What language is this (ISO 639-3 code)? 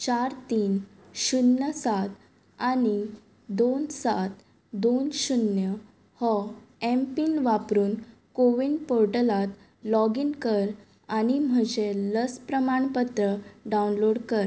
kok